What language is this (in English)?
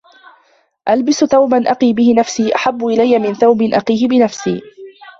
Arabic